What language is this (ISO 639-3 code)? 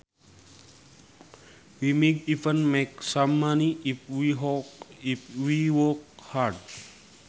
sun